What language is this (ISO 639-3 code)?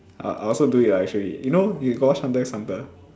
eng